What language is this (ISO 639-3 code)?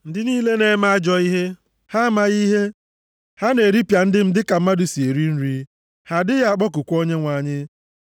ibo